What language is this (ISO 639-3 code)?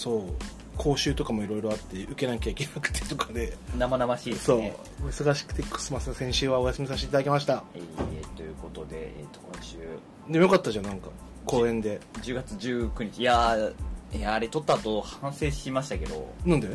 jpn